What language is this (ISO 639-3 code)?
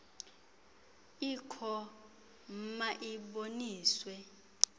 xho